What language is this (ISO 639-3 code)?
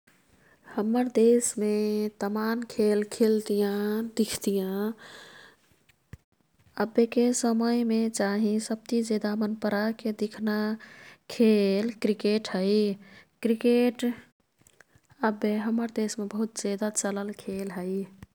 tkt